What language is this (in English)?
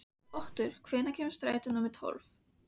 Icelandic